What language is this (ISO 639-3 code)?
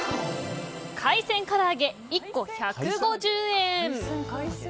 jpn